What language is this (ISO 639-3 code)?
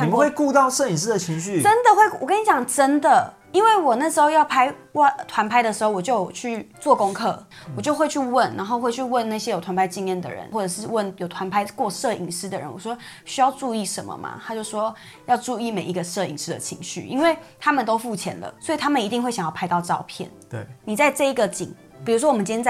zho